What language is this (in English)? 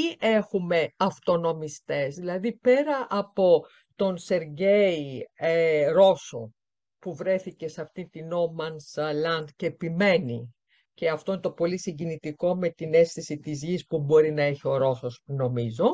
Greek